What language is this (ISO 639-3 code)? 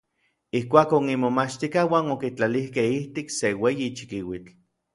nlv